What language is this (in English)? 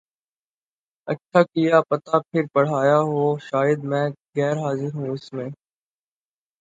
Urdu